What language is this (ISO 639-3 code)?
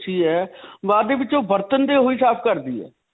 pan